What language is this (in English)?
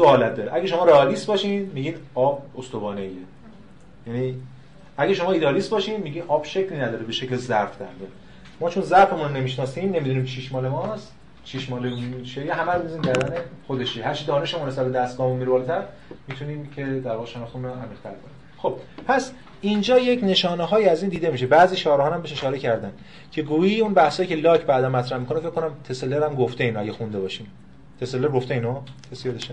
Persian